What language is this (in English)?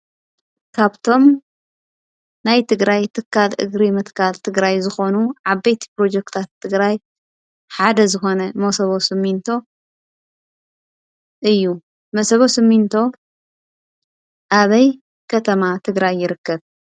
Tigrinya